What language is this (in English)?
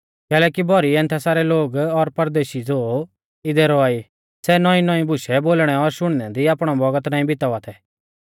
Mahasu Pahari